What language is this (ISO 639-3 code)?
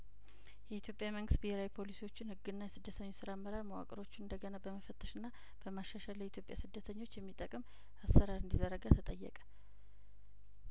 amh